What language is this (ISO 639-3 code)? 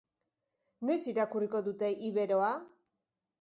eus